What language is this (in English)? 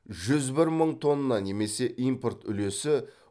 Kazakh